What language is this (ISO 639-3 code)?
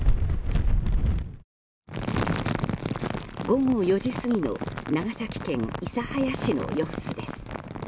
jpn